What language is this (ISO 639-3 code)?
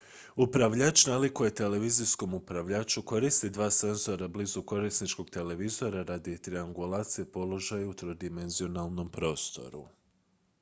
hrv